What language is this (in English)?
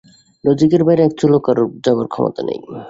Bangla